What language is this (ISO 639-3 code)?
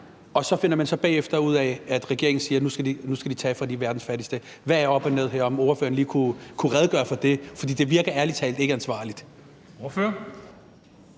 dan